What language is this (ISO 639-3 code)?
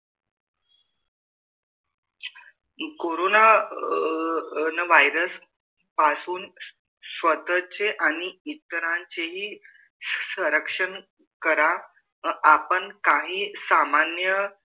mar